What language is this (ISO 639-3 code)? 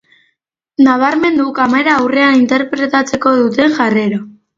eus